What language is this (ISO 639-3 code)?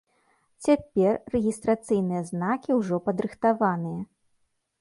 bel